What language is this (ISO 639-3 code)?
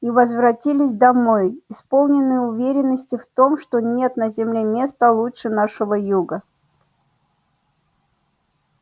rus